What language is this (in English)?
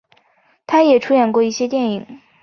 Chinese